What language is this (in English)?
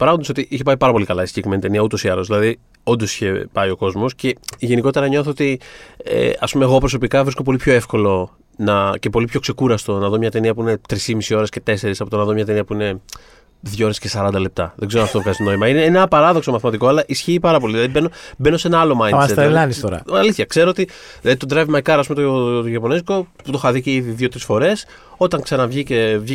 Greek